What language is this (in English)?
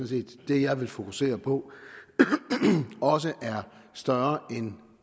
Danish